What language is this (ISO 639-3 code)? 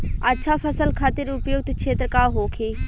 bho